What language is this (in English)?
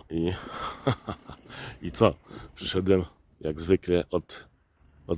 Polish